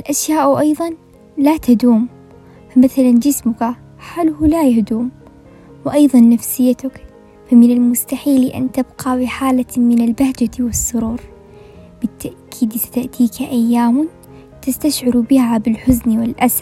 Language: Arabic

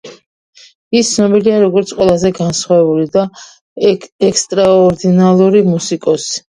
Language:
Georgian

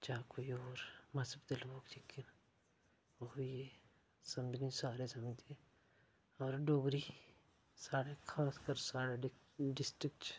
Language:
Dogri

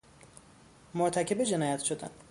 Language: Persian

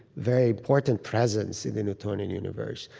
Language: English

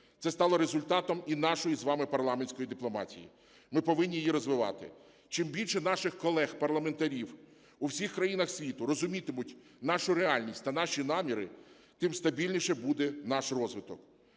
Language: Ukrainian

